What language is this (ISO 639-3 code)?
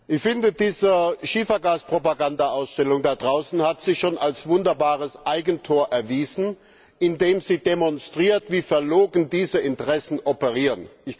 deu